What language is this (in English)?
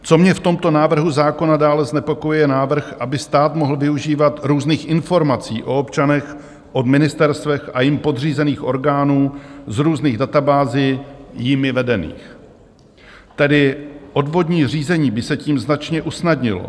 Czech